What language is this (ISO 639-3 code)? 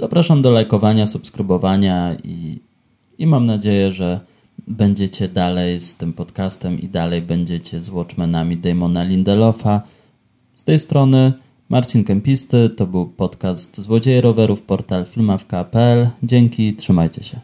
pol